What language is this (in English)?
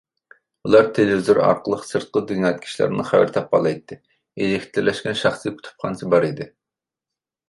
Uyghur